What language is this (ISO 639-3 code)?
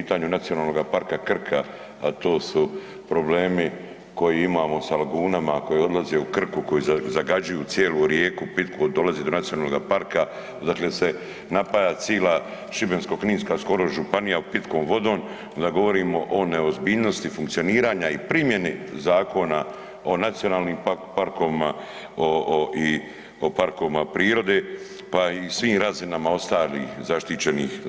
hrv